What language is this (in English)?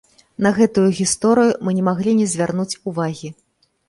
Belarusian